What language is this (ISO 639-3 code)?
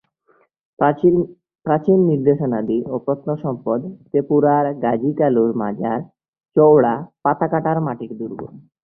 ben